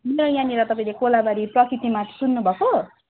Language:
Nepali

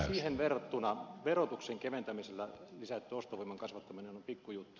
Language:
Finnish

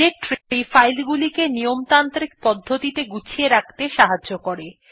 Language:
Bangla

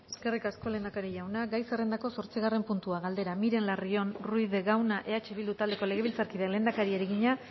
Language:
Basque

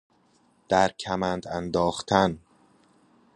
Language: Persian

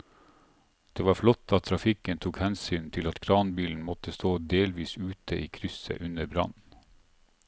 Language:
Norwegian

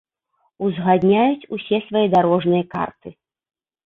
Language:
Belarusian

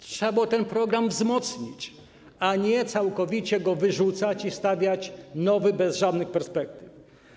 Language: Polish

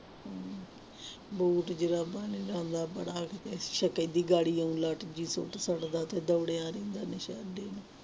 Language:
Punjabi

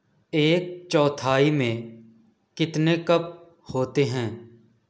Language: Urdu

